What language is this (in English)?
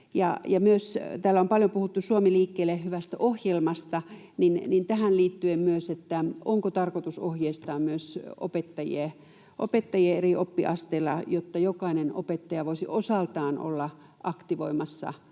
Finnish